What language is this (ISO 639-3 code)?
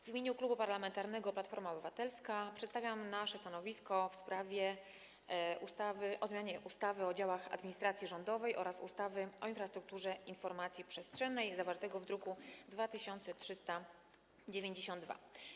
pol